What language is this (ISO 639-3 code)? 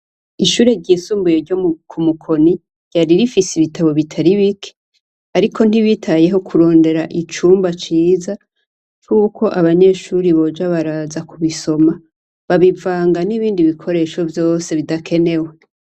run